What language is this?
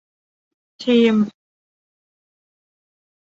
Thai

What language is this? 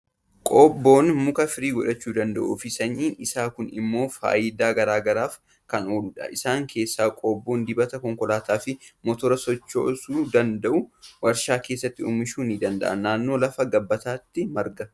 Oromo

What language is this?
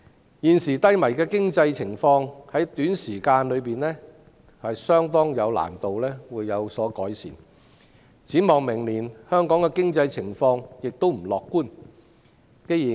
Cantonese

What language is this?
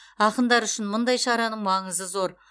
Kazakh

